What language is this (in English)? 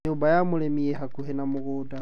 Kikuyu